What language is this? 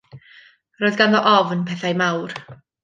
Welsh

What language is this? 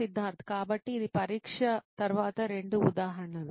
Telugu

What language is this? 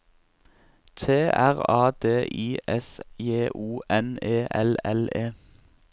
Norwegian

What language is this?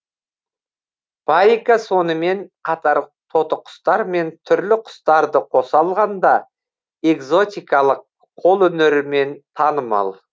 Kazakh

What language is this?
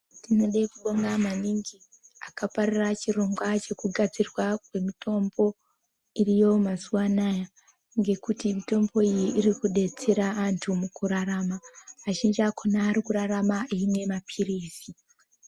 Ndau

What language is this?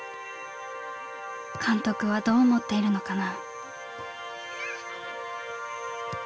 Japanese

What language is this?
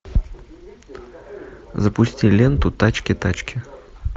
Russian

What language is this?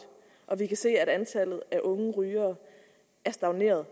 Danish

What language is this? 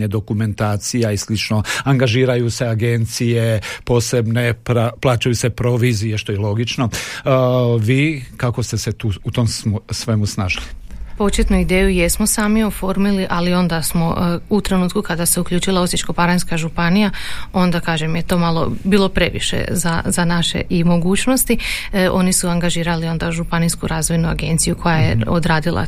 Croatian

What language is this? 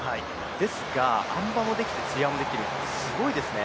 Japanese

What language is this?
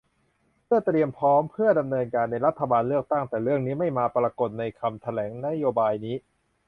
Thai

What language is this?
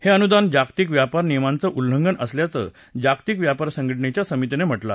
Marathi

